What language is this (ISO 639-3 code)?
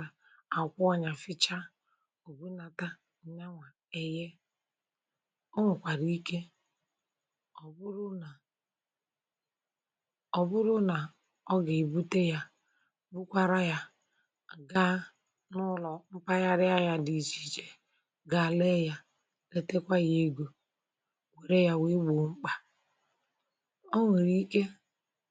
ibo